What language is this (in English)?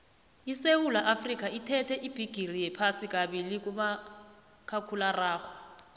South Ndebele